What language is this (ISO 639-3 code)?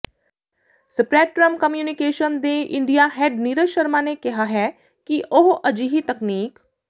pan